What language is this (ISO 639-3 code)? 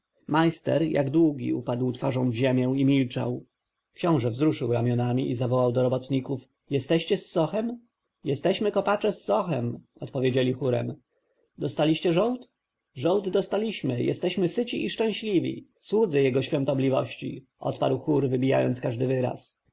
pol